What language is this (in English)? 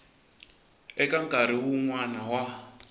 Tsonga